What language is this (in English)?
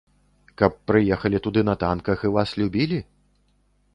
Belarusian